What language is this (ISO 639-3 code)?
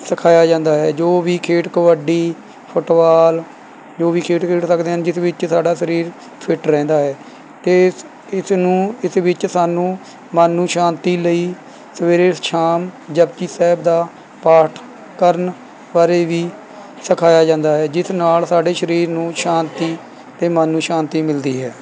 pan